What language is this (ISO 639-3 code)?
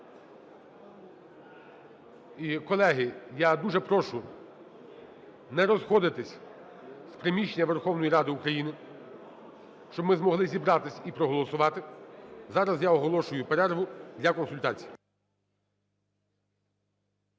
ukr